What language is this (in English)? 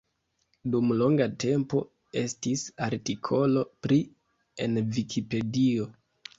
Esperanto